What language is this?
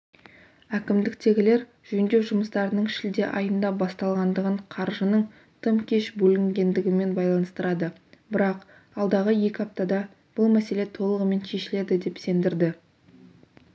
Kazakh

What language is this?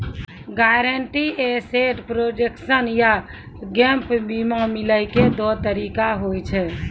Maithili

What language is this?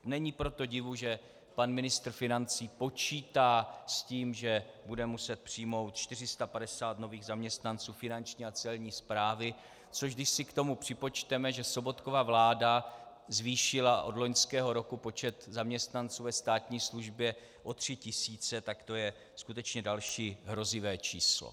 Czech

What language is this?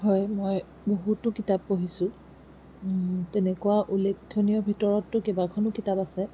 Assamese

